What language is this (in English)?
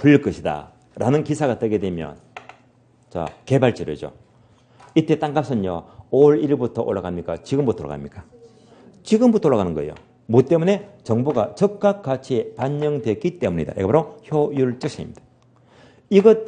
Korean